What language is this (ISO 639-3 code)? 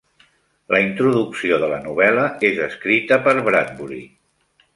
cat